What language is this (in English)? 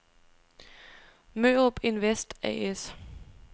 Danish